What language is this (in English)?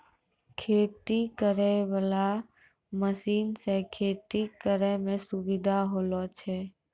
Maithili